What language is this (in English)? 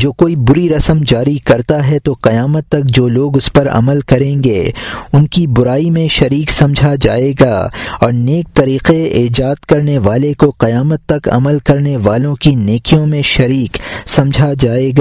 Urdu